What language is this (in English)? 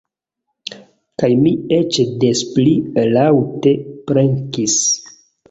Esperanto